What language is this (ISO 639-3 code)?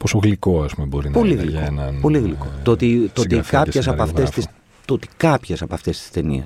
ell